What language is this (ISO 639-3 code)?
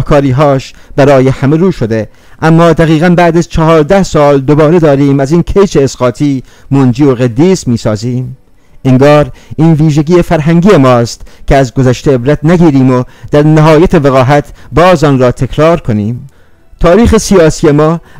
fas